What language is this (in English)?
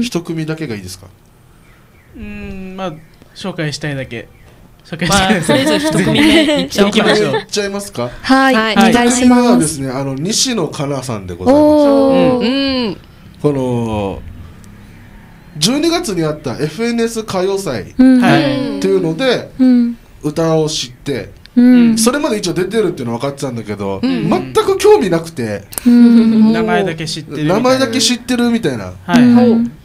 Japanese